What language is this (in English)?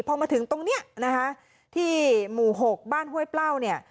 Thai